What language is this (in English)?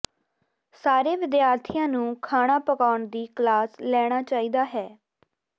Punjabi